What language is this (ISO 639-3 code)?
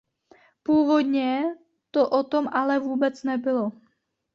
ces